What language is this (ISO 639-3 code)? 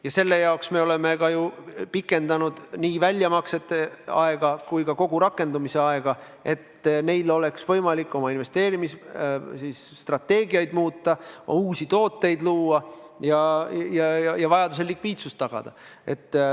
est